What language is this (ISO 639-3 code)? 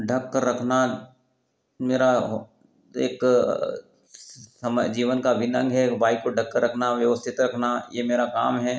hin